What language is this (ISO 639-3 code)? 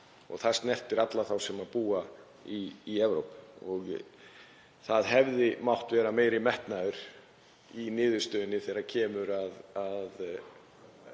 isl